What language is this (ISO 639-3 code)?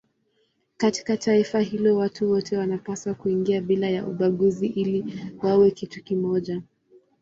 swa